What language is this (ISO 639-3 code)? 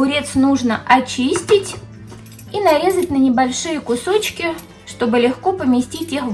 rus